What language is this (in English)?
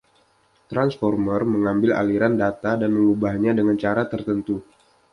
Indonesian